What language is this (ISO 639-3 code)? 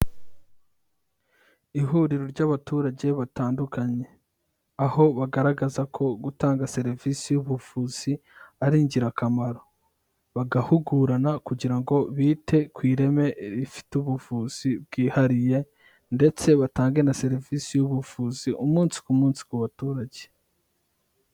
kin